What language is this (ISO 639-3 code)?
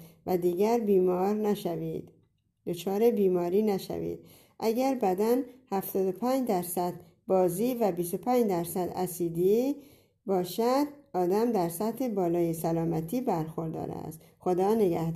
fas